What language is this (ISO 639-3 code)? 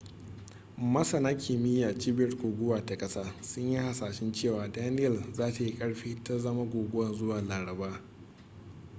hau